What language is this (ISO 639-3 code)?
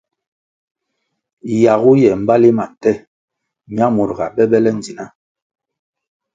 nmg